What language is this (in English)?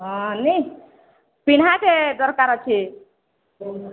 Odia